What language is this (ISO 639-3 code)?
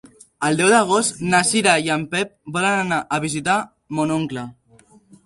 cat